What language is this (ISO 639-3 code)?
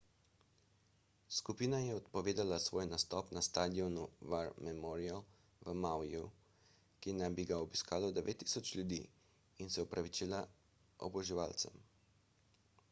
slv